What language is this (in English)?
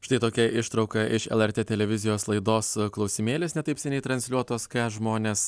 Lithuanian